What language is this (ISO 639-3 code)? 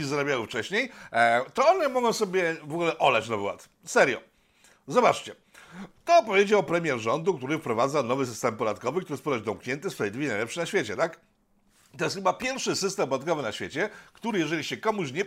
pol